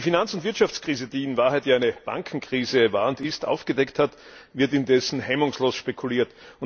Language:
German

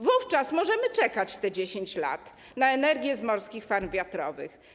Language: Polish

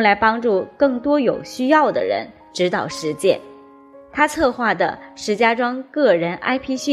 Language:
Chinese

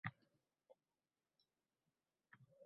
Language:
Uzbek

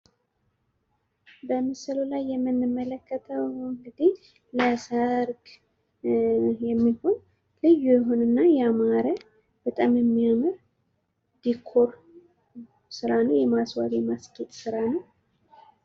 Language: Amharic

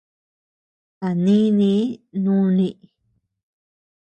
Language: Tepeuxila Cuicatec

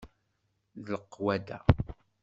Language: Kabyle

